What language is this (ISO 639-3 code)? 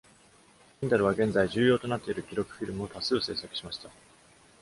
jpn